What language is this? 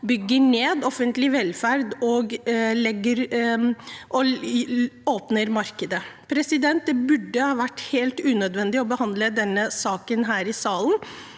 Norwegian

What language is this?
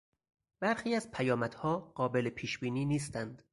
Persian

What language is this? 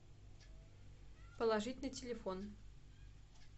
Russian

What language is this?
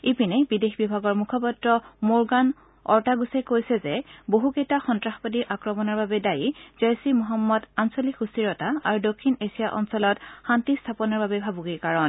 Assamese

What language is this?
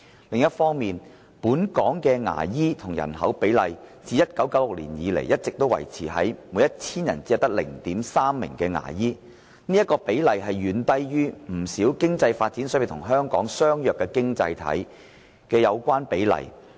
Cantonese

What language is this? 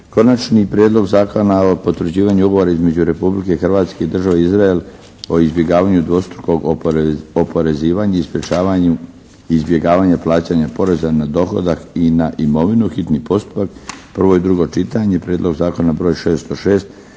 Croatian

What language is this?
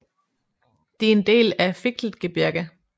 Danish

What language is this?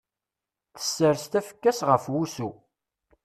Kabyle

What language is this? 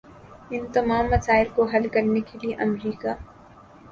Urdu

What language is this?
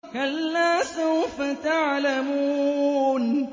Arabic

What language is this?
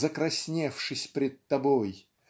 Russian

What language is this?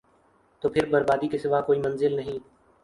Urdu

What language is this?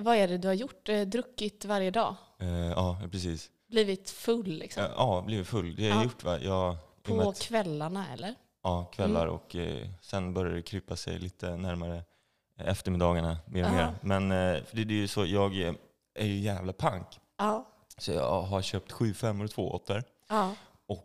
Swedish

